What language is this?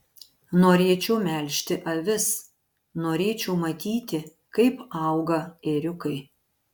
Lithuanian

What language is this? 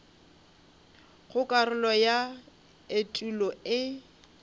Northern Sotho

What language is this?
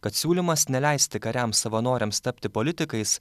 Lithuanian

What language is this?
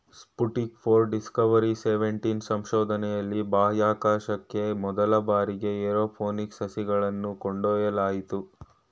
Kannada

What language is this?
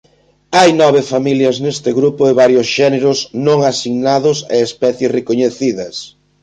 Galician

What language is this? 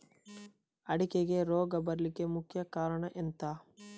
Kannada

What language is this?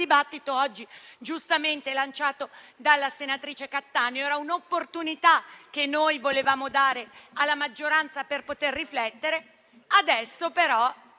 Italian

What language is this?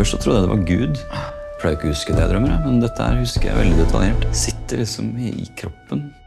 Norwegian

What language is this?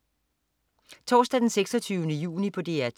Danish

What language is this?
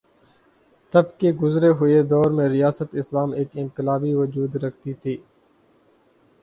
Urdu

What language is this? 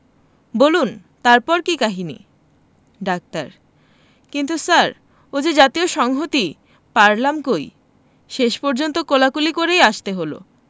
Bangla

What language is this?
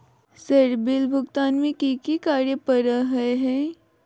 Magahi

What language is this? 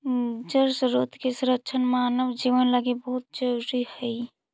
Magahi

